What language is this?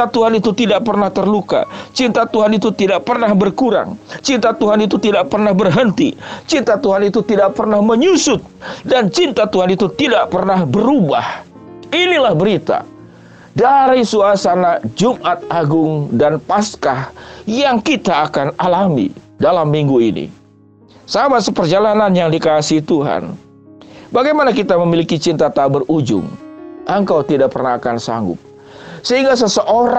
Indonesian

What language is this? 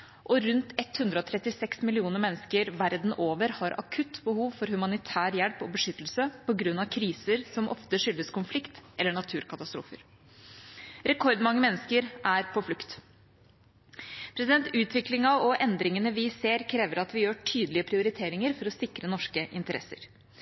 Norwegian Bokmål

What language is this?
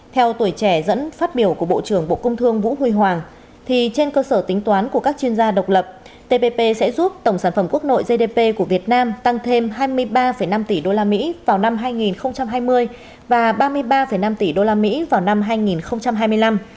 Vietnamese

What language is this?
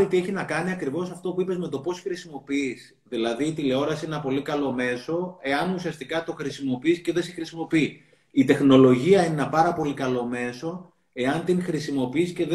Greek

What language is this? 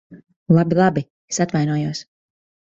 Latvian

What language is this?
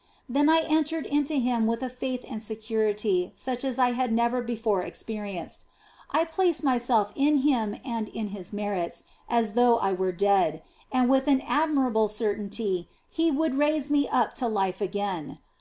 English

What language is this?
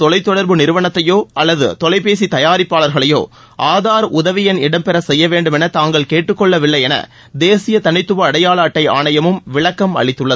Tamil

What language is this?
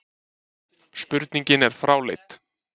Icelandic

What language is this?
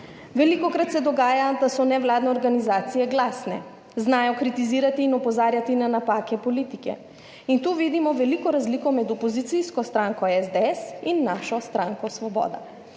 Slovenian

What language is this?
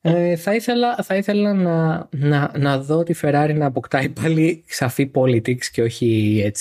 Greek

